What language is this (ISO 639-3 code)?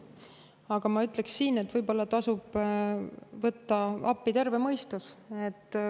est